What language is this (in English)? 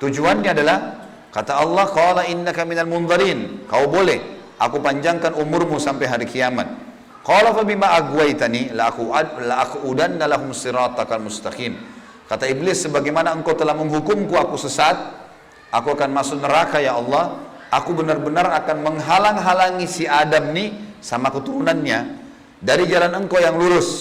Indonesian